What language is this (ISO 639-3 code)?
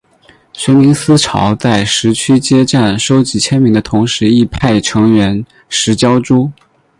zho